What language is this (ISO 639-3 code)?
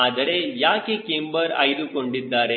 kan